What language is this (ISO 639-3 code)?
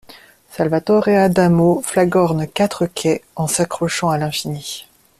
fra